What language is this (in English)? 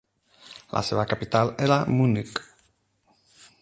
Catalan